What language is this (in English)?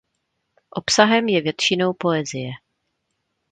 Czech